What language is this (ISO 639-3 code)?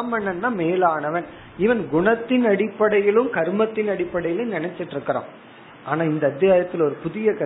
tam